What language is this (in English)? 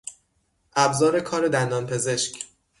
Persian